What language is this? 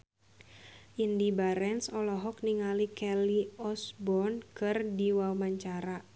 Sundanese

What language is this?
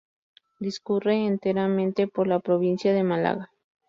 Spanish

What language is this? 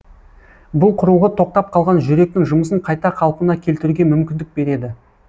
Kazakh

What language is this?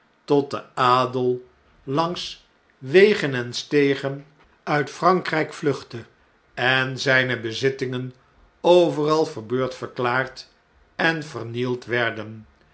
Dutch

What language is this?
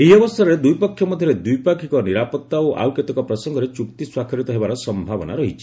Odia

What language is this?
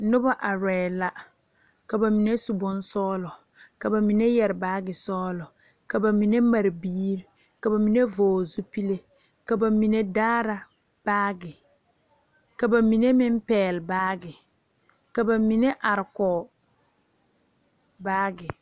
Southern Dagaare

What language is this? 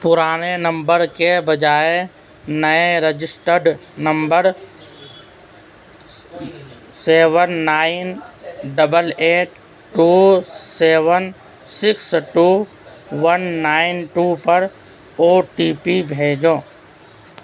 Urdu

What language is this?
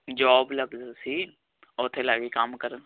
Punjabi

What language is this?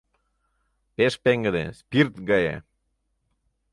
Mari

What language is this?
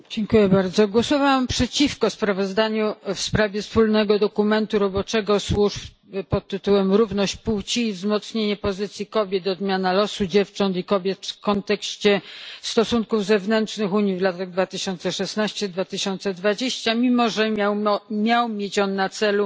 Polish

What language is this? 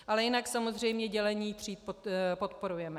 Czech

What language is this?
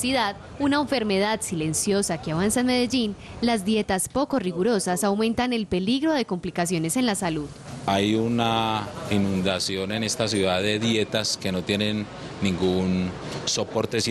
Spanish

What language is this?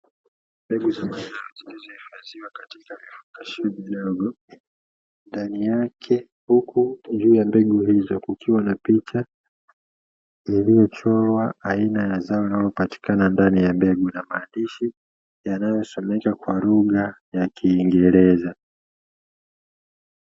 Swahili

